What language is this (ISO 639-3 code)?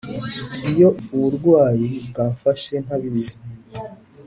kin